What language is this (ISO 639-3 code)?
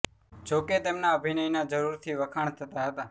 guj